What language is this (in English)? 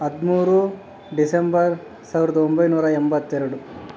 Kannada